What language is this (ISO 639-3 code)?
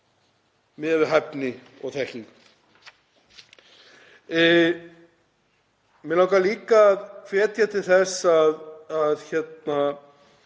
isl